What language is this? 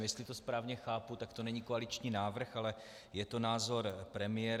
Czech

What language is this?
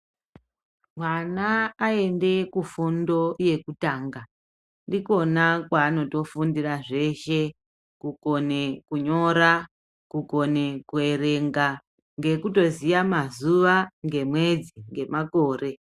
Ndau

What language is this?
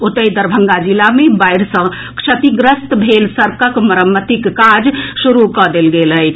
Maithili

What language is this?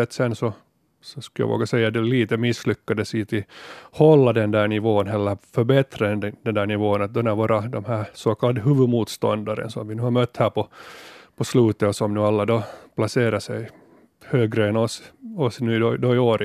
Swedish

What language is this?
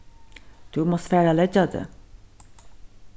Faroese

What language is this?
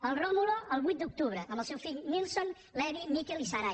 Catalan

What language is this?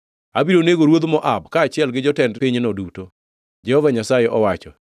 Luo (Kenya and Tanzania)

